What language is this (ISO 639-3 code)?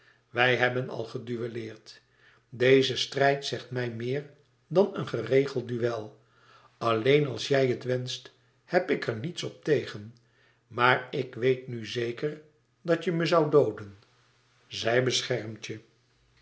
nld